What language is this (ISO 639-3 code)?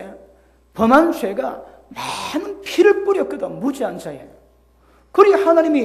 kor